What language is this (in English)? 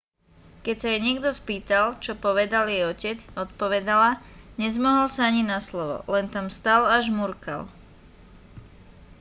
Slovak